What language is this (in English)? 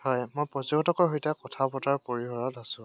Assamese